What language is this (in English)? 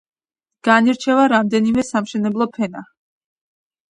Georgian